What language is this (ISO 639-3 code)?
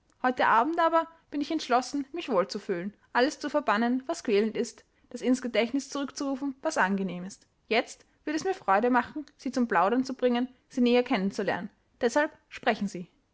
deu